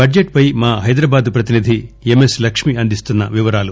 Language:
Telugu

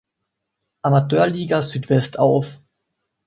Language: German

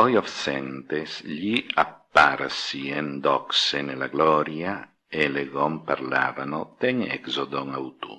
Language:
Italian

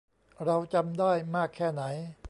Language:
Thai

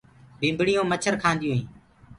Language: Gurgula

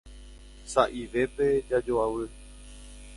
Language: Guarani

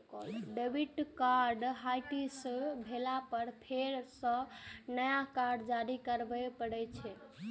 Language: Maithili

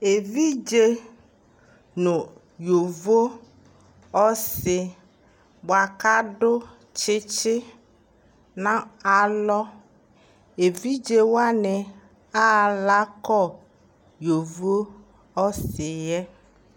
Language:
Ikposo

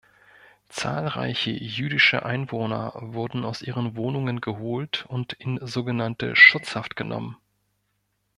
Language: German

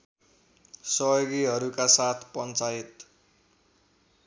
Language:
Nepali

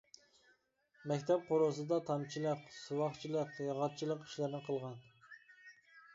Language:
Uyghur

